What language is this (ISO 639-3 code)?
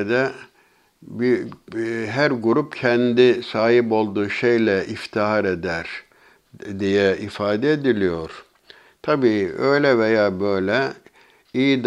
tur